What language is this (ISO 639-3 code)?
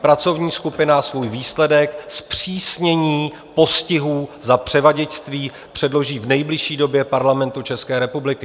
ces